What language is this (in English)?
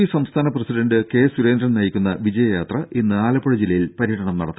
Malayalam